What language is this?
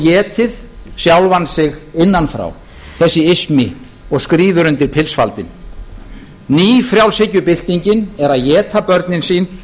Icelandic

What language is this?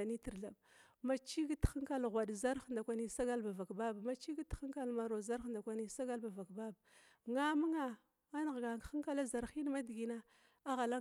Glavda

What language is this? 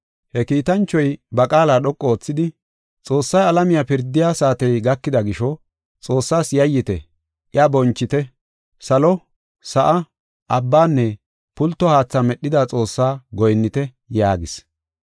Gofa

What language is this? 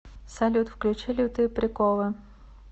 Russian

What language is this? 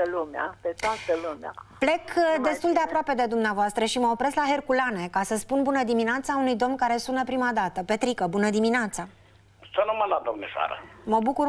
Romanian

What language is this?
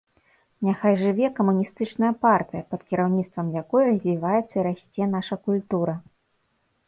Belarusian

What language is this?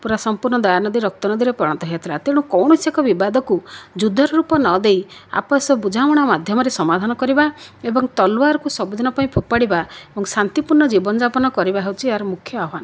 Odia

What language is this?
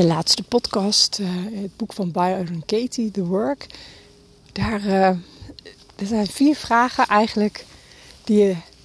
Dutch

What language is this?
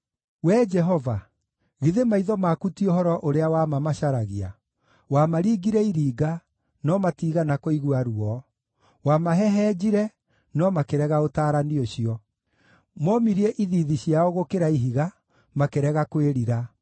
Kikuyu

